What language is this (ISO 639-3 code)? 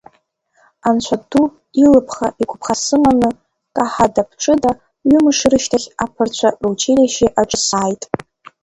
abk